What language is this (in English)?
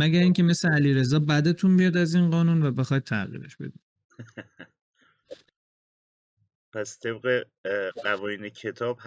Persian